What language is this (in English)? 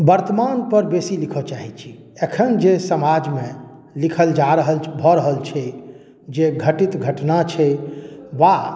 Maithili